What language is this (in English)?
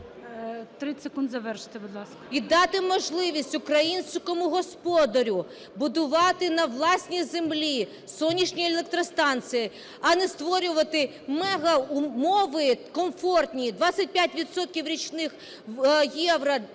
Ukrainian